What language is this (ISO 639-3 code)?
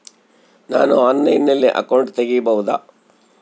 kan